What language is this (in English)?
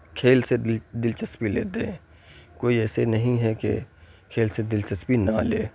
Urdu